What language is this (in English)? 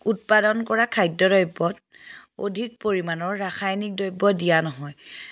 Assamese